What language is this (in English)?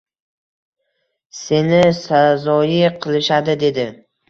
Uzbek